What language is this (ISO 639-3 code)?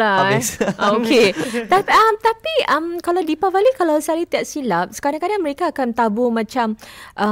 msa